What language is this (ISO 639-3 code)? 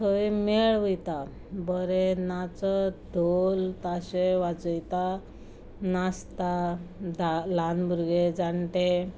kok